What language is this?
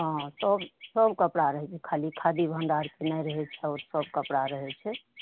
Maithili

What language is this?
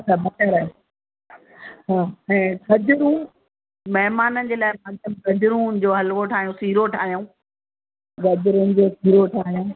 Sindhi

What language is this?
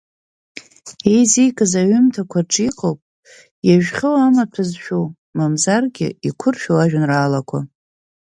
Abkhazian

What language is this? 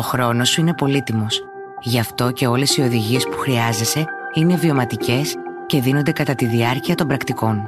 Greek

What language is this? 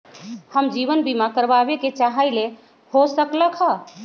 Magahi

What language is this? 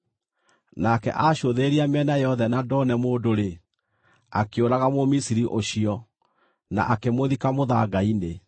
Kikuyu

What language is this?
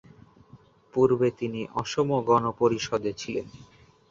Bangla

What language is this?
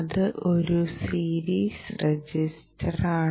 Malayalam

